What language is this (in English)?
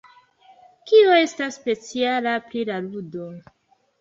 Esperanto